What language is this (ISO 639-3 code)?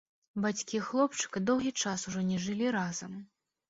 bel